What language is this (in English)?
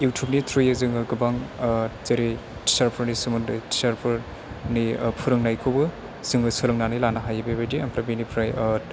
Bodo